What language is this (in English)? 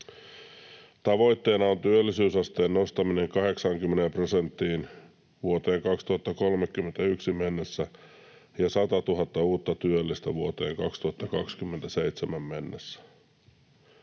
Finnish